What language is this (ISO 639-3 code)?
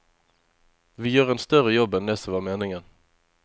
nor